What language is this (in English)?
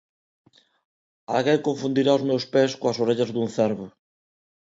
Galician